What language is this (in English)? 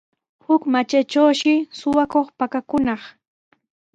Sihuas Ancash Quechua